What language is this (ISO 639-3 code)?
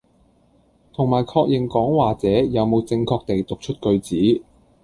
yue